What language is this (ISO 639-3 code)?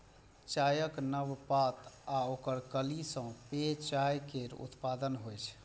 mai